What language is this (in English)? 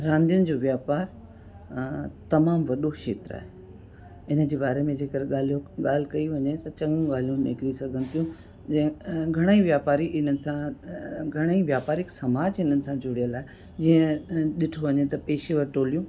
Sindhi